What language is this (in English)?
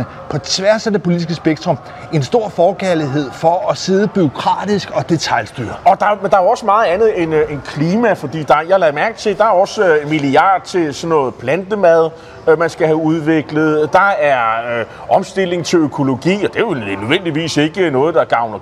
Danish